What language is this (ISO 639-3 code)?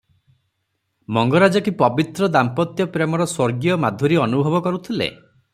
ori